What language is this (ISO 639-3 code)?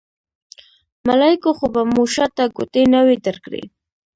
pus